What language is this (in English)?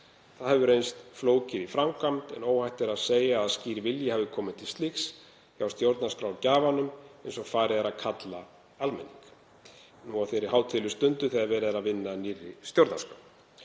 Icelandic